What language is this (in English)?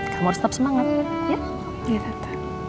Indonesian